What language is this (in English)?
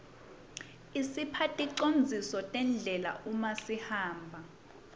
Swati